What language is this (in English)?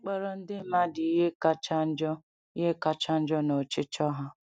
Igbo